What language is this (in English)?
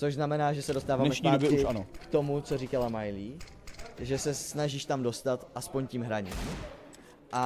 Czech